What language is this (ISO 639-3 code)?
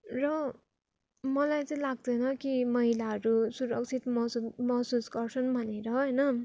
nep